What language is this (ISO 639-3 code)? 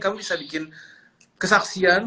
ind